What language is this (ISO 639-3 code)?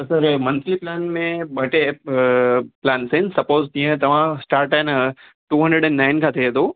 snd